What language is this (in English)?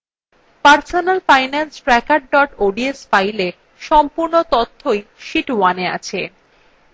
Bangla